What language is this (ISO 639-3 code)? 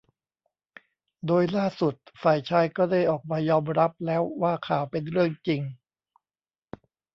tha